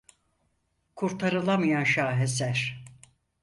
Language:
Turkish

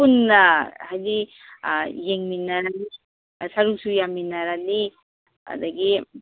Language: Manipuri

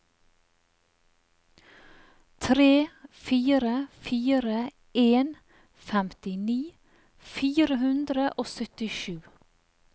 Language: Norwegian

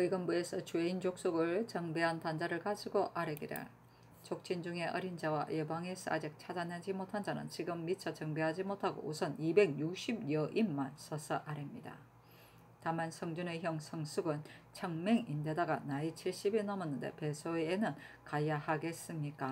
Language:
Korean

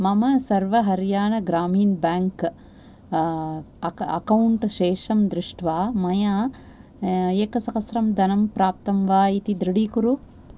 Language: Sanskrit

